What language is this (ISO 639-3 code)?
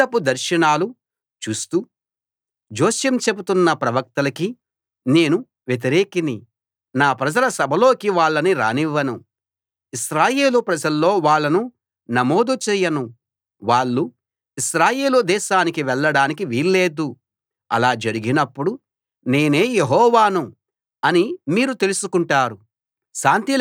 tel